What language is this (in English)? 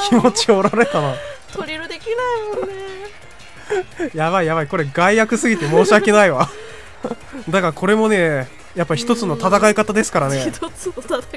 Japanese